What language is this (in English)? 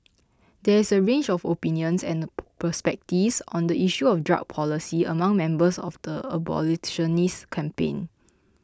English